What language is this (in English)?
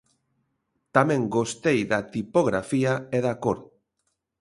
Galician